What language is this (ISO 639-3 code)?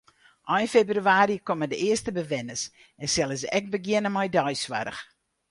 fry